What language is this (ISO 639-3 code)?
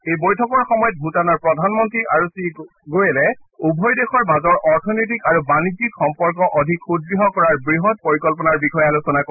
asm